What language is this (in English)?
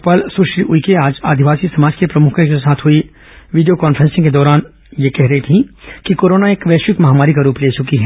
Hindi